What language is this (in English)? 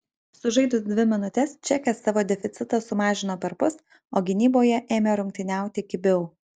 Lithuanian